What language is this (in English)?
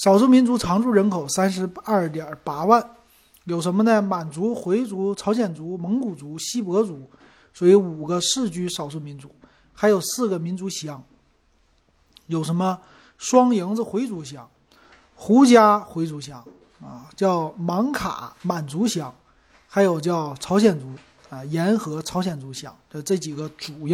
Chinese